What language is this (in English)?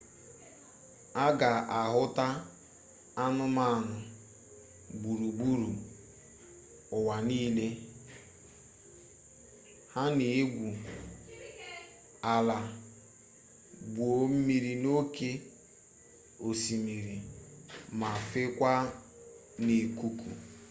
Igbo